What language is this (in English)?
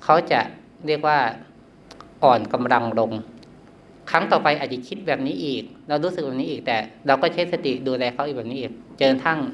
Thai